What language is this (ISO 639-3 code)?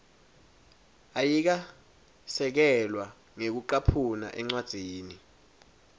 ssw